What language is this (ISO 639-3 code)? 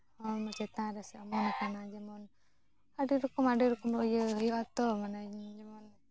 sat